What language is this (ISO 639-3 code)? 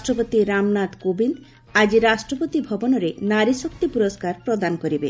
ori